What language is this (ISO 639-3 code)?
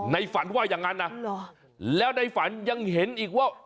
tha